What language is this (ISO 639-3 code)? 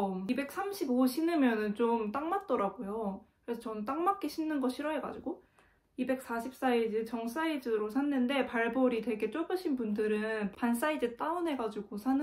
kor